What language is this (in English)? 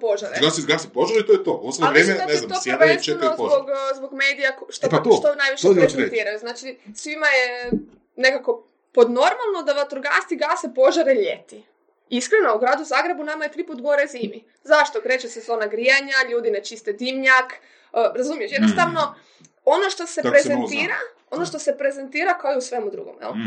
Croatian